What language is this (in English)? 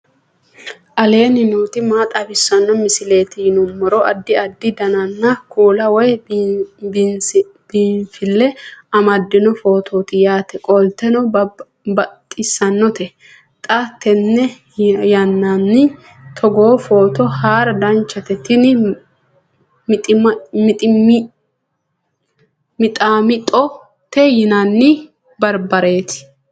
Sidamo